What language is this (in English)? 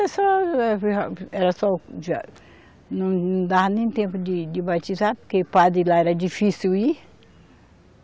Portuguese